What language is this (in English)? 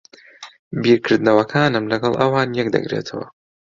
Central Kurdish